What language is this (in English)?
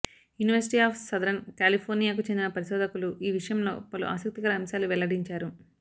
Telugu